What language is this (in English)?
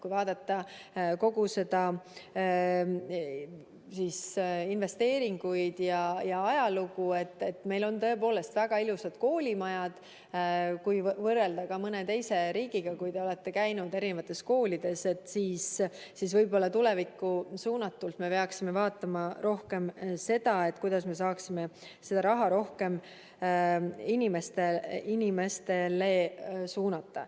Estonian